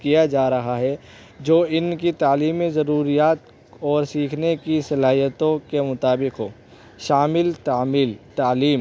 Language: Urdu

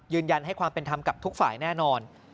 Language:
Thai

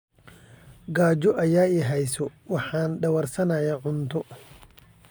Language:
Somali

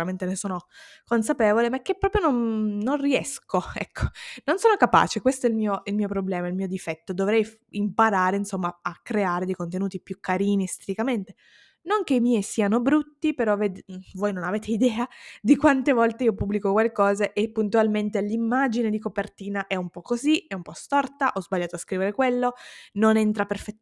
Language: Italian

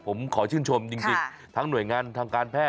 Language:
Thai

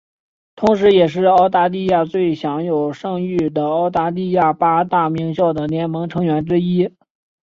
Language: Chinese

